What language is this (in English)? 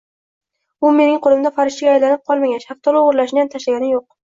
Uzbek